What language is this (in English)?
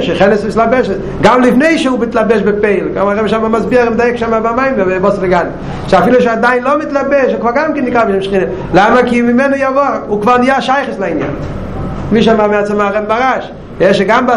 Hebrew